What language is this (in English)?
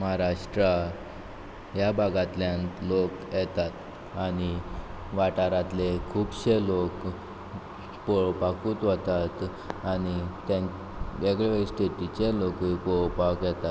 Konkani